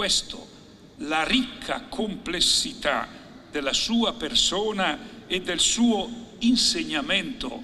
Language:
Italian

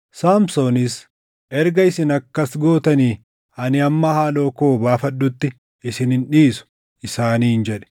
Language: Oromo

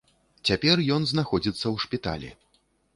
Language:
Belarusian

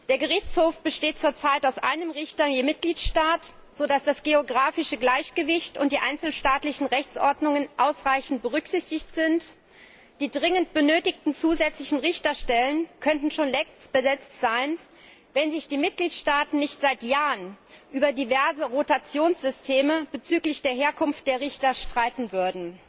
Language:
German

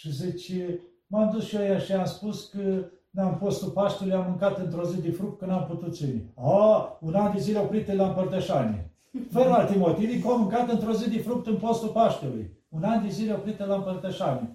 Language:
Romanian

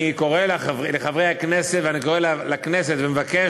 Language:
Hebrew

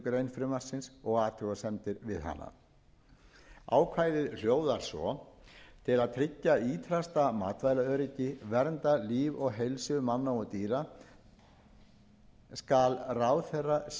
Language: Icelandic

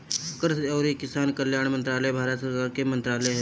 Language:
Bhojpuri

